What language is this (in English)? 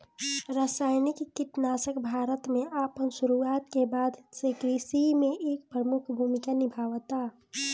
Bhojpuri